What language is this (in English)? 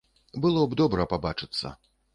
Belarusian